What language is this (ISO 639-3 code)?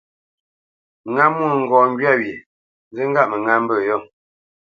bce